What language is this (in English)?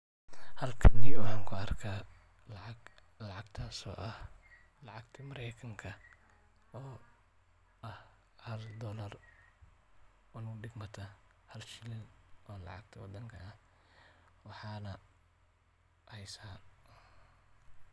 Somali